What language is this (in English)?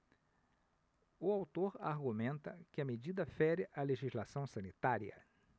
Portuguese